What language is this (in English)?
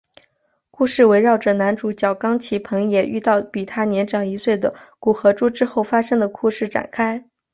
Chinese